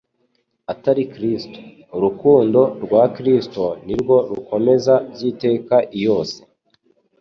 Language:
Kinyarwanda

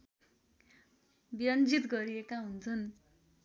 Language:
Nepali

